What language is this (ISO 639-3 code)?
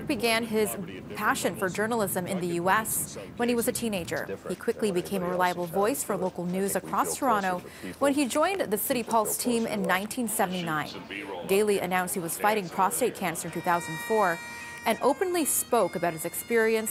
eng